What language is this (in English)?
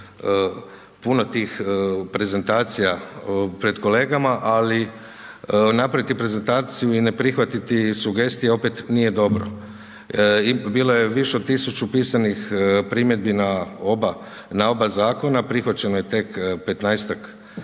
Croatian